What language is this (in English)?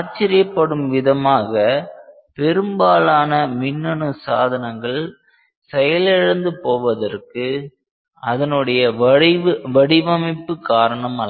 Tamil